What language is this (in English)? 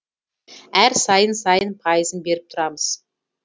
Kazakh